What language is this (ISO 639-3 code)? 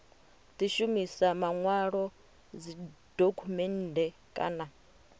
ven